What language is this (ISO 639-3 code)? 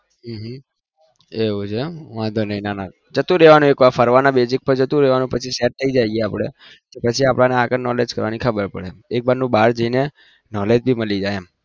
guj